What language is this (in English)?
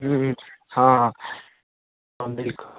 Maithili